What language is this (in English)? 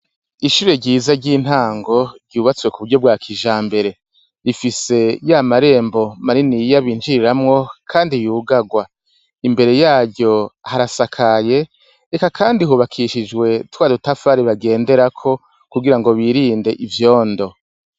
Rundi